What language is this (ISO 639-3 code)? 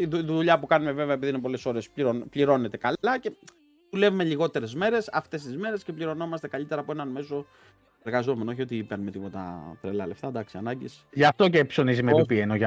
ell